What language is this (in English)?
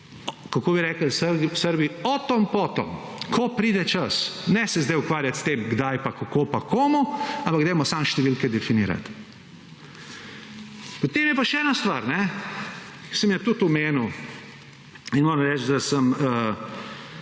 Slovenian